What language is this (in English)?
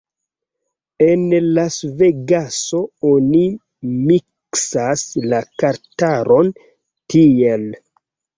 Esperanto